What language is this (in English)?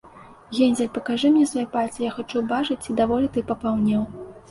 Belarusian